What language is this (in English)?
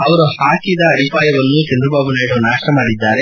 Kannada